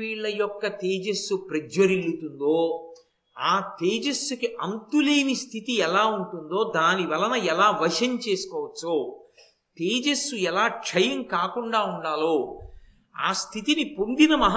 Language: Telugu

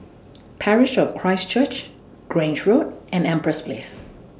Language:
English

